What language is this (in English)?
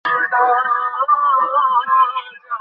Bangla